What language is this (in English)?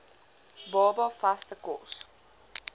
Afrikaans